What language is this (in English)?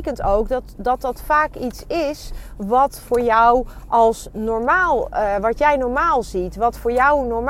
Dutch